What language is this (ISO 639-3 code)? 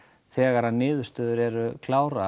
isl